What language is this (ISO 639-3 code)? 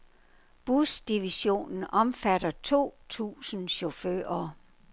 dan